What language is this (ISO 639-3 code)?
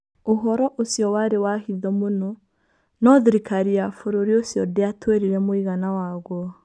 kik